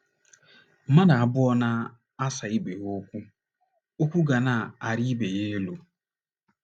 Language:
Igbo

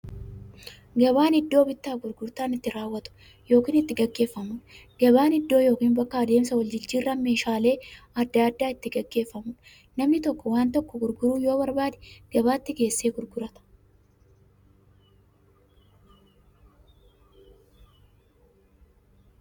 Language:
Oromo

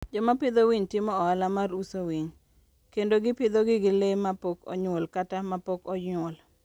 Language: Luo (Kenya and Tanzania)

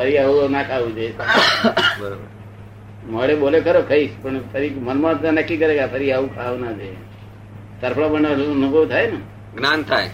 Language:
Gujarati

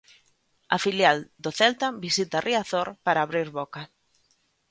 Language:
Galician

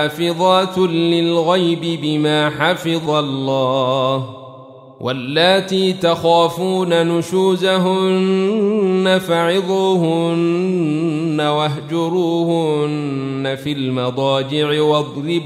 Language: Arabic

